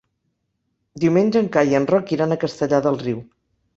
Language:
Catalan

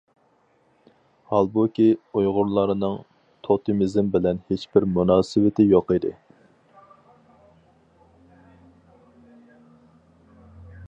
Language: Uyghur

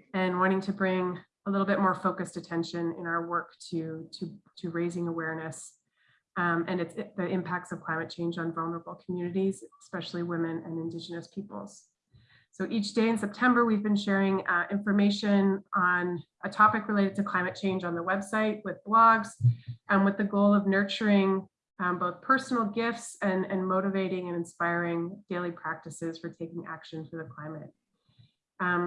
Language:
English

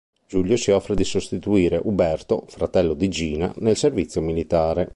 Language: Italian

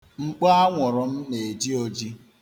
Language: Igbo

